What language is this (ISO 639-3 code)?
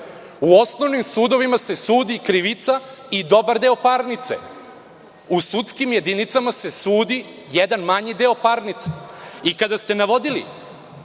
srp